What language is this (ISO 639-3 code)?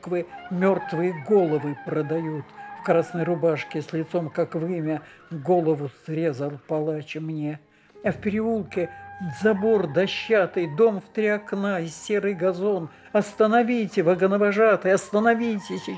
rus